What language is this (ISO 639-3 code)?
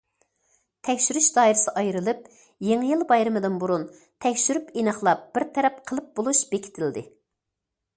uig